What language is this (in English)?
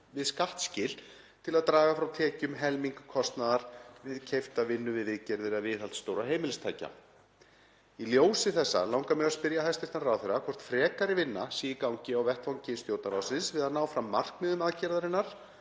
Icelandic